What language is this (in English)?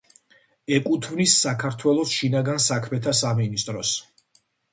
Georgian